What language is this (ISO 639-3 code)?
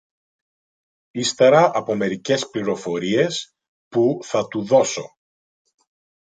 ell